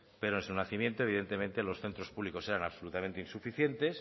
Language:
Spanish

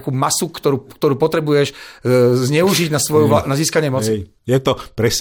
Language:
Slovak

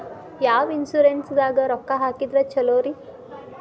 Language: Kannada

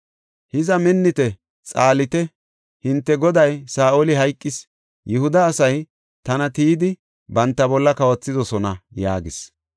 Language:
Gofa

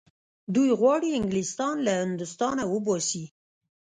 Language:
Pashto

